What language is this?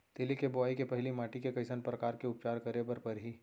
Chhattisgarhi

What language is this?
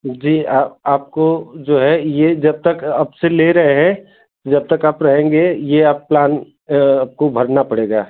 Hindi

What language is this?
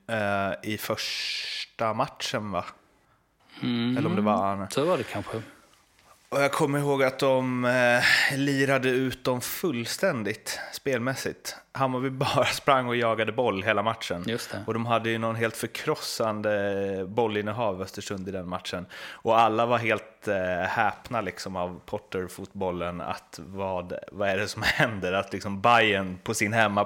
Swedish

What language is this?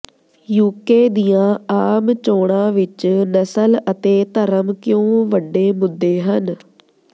Punjabi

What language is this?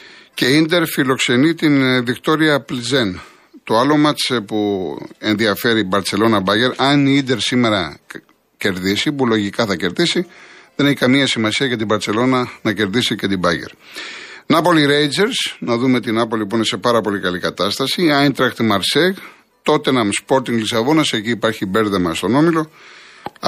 Greek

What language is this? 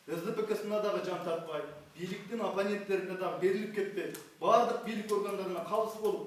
Turkish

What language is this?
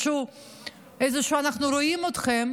Hebrew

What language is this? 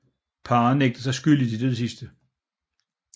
Danish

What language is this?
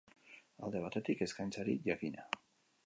Basque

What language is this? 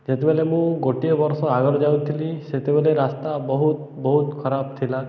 Odia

